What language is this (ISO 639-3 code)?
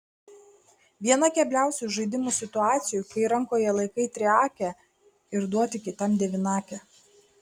lit